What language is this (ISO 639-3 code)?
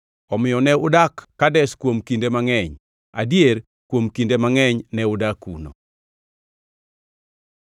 luo